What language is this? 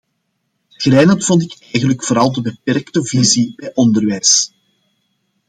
Dutch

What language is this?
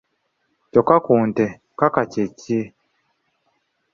Ganda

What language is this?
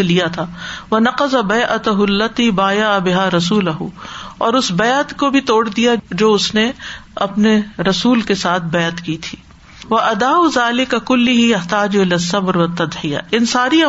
Urdu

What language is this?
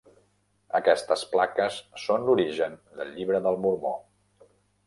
Catalan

